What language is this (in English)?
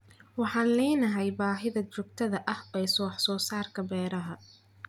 Somali